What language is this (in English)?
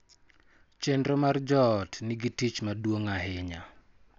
Luo (Kenya and Tanzania)